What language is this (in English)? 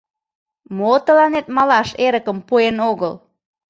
Mari